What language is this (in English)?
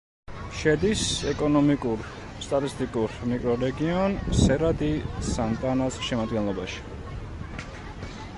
Georgian